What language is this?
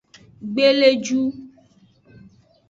Aja (Benin)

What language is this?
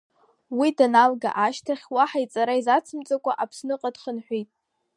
Abkhazian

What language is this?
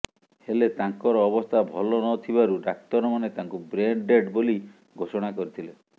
Odia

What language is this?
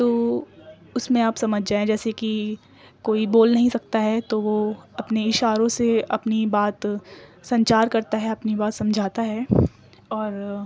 Urdu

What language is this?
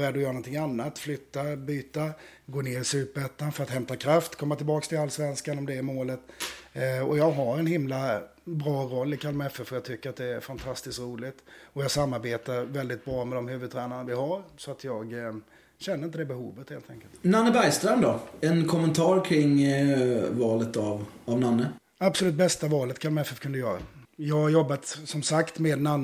Swedish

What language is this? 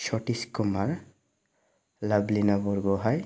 Bodo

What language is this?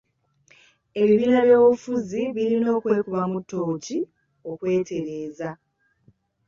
Ganda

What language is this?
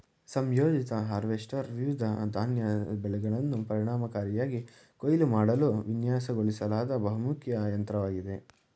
Kannada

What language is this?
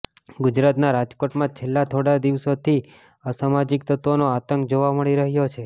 Gujarati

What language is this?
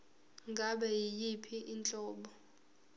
Zulu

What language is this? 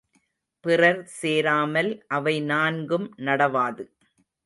Tamil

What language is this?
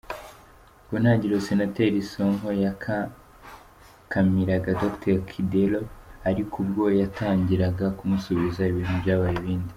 Kinyarwanda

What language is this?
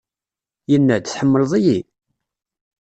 Kabyle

